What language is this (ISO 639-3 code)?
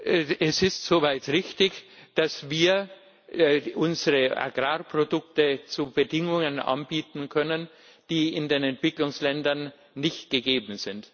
deu